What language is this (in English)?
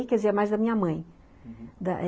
Portuguese